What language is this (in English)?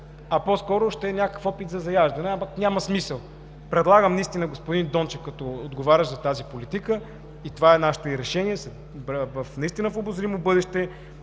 Bulgarian